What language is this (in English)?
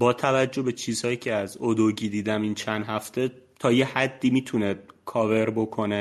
Persian